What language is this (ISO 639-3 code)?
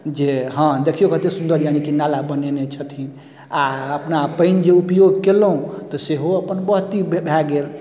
mai